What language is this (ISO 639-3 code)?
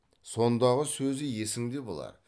kaz